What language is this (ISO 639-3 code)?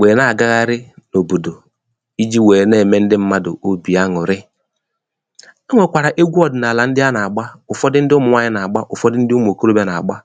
ibo